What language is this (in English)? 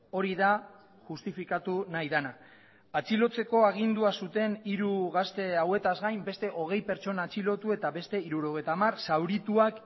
Basque